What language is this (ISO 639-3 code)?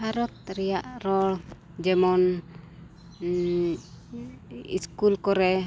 sat